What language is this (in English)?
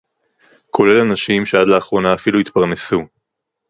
Hebrew